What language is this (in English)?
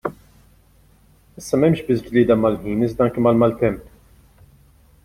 Maltese